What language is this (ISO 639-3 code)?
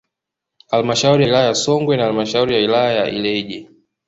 swa